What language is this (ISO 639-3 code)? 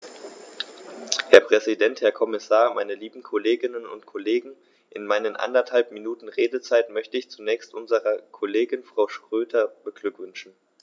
deu